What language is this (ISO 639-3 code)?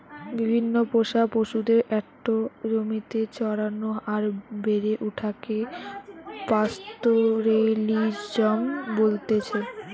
ben